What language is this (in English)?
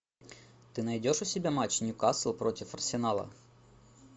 Russian